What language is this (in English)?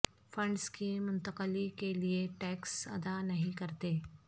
Urdu